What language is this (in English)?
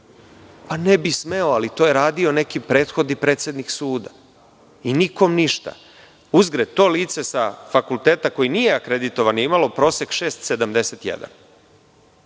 Serbian